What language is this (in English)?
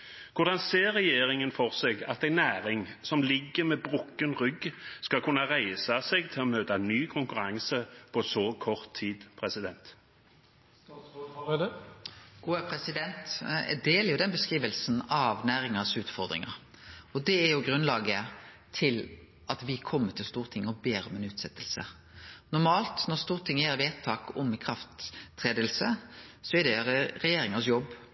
Norwegian